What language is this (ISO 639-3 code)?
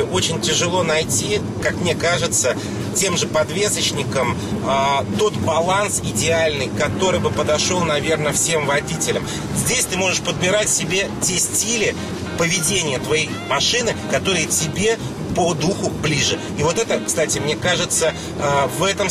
rus